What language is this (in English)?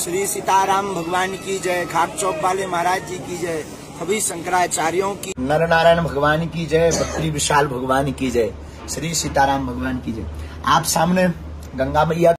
Hindi